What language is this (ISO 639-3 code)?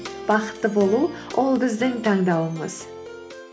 kaz